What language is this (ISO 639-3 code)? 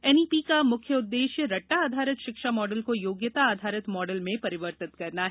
hin